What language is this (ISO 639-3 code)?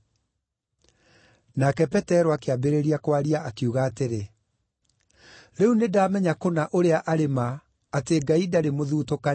kik